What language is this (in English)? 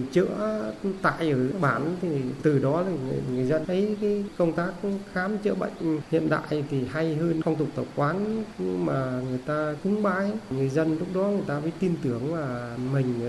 Vietnamese